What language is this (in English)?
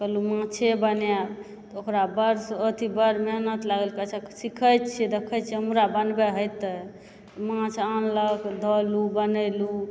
Maithili